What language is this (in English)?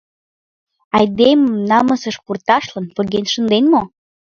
Mari